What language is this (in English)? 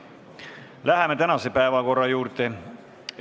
Estonian